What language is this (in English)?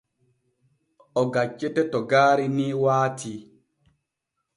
Borgu Fulfulde